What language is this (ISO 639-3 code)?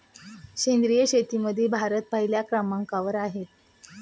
mar